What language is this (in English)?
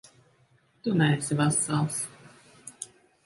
Latvian